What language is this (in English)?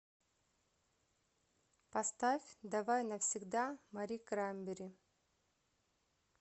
Russian